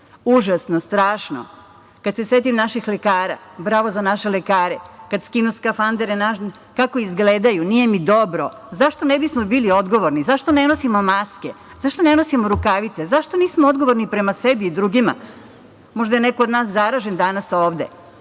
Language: Serbian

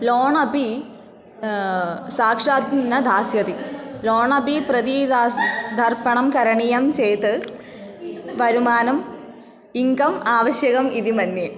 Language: Sanskrit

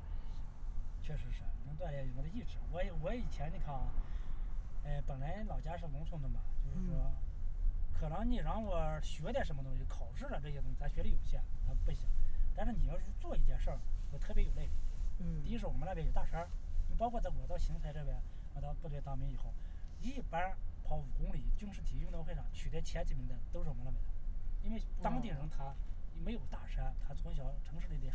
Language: Chinese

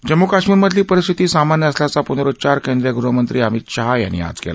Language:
Marathi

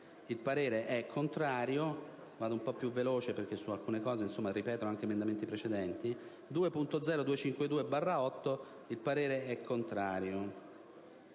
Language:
Italian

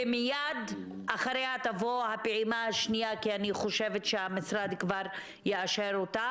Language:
Hebrew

